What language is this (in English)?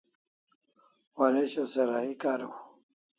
Kalasha